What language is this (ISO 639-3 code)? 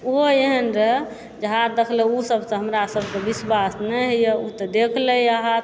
mai